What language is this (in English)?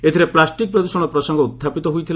Odia